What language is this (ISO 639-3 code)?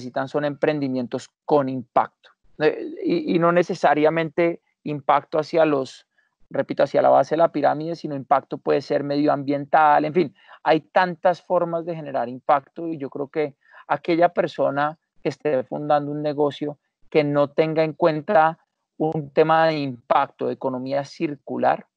spa